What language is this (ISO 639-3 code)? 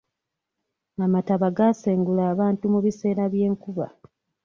lug